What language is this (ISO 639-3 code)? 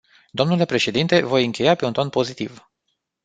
ron